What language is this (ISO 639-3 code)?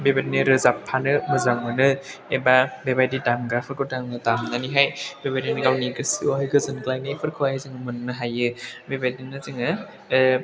brx